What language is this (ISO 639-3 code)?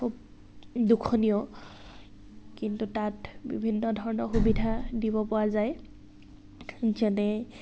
asm